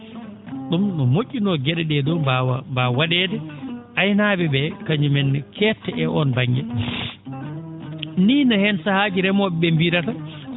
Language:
Fula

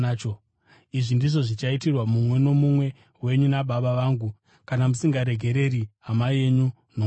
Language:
Shona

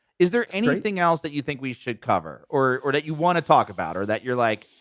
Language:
English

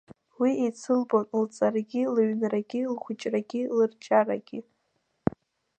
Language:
Abkhazian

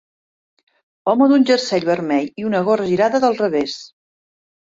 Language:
Catalan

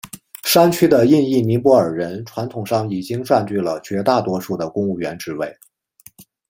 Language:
Chinese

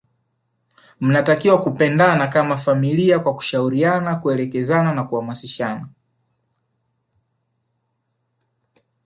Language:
Swahili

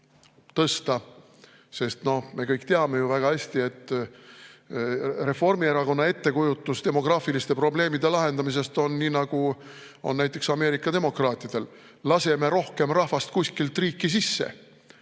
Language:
Estonian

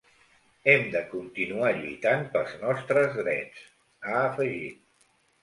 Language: Catalan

